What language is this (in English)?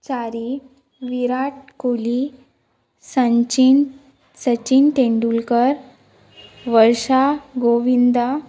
Konkani